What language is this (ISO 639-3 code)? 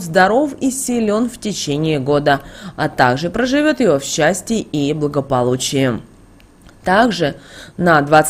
rus